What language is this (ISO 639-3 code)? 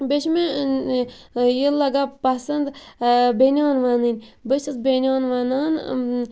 kas